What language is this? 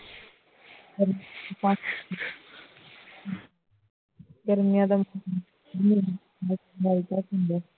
Punjabi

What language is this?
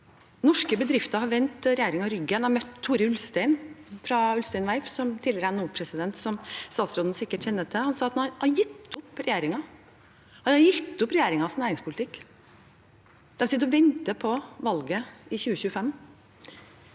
Norwegian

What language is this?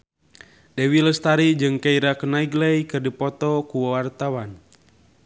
Sundanese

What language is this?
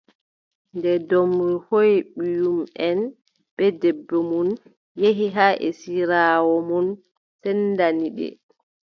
Adamawa Fulfulde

